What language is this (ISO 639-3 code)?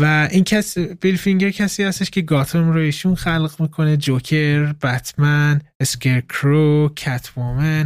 fas